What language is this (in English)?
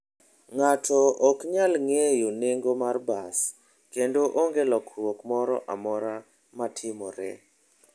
Luo (Kenya and Tanzania)